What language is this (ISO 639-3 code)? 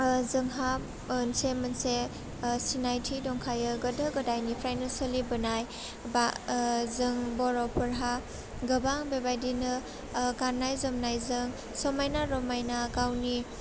brx